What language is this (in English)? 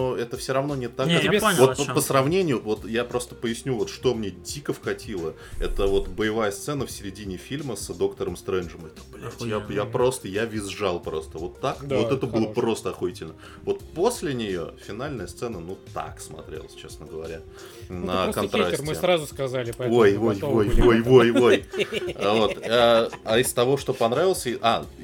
Russian